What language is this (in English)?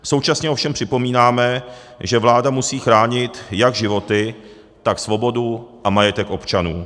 Czech